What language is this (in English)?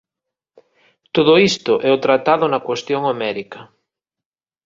Galician